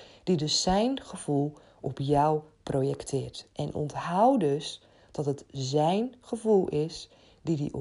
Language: Dutch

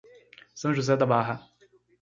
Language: Portuguese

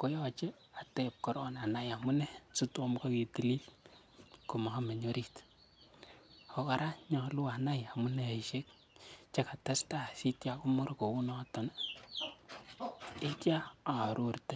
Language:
Kalenjin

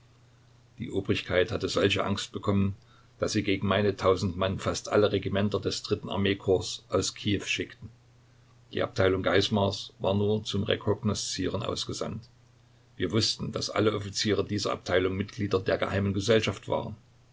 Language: German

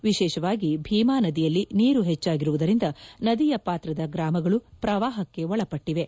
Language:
Kannada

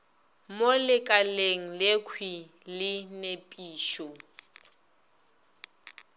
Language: Northern Sotho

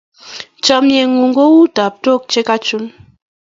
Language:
Kalenjin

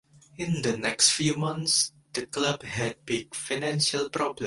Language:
English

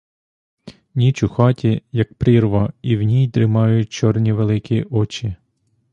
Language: Ukrainian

